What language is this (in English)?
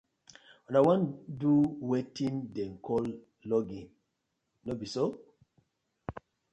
Nigerian Pidgin